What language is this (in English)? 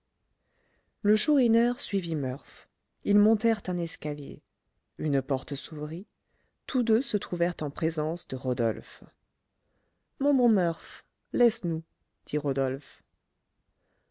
French